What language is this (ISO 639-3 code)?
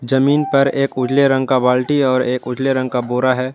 hin